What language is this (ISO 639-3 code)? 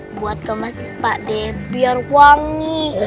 ind